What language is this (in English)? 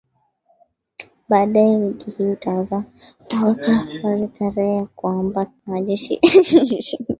Swahili